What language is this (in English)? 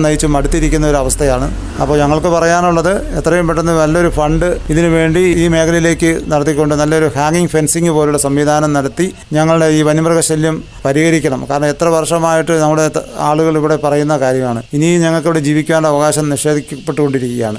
Malayalam